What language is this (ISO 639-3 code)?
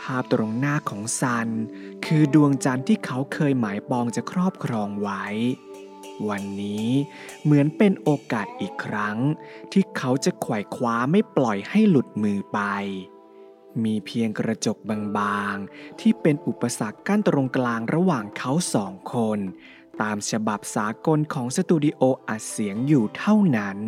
tha